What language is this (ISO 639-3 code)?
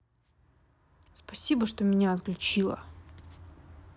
rus